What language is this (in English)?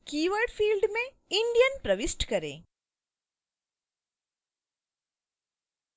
Hindi